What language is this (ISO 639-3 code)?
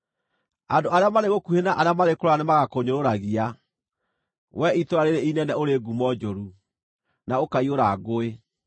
kik